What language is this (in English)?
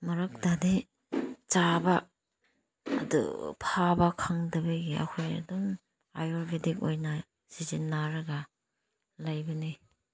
Manipuri